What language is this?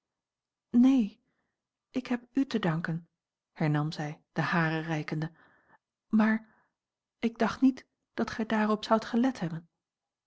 Dutch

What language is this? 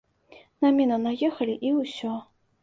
Belarusian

